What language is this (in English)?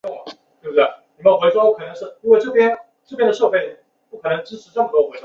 Chinese